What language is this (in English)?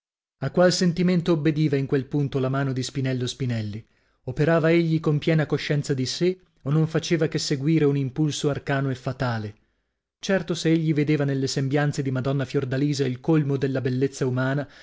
Italian